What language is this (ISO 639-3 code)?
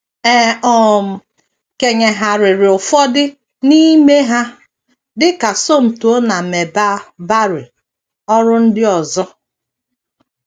ibo